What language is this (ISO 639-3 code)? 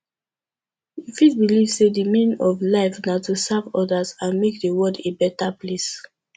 pcm